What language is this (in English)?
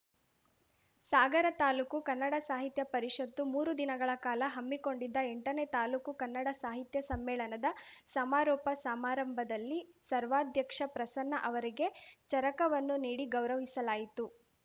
Kannada